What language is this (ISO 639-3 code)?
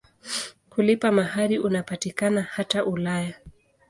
swa